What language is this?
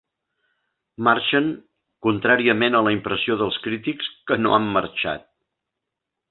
Catalan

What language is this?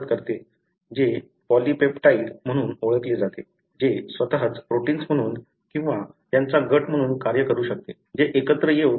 Marathi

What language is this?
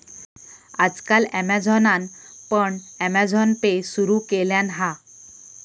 Marathi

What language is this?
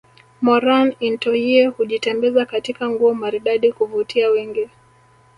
Swahili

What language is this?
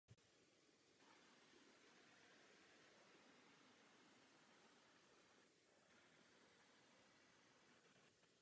Czech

